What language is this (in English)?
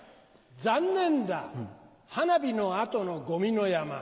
Japanese